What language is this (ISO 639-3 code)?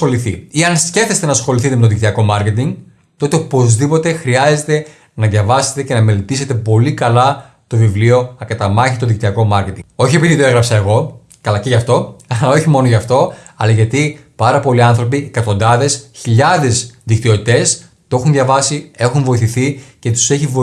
ell